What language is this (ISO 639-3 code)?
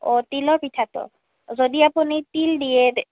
asm